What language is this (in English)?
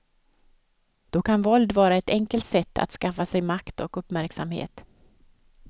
Swedish